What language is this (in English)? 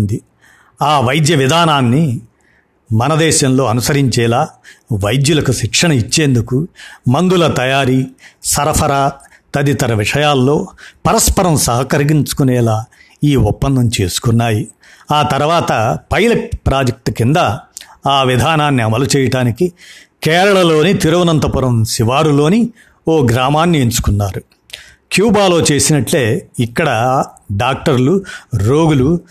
Telugu